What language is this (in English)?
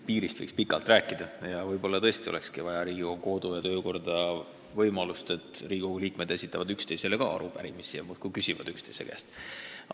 Estonian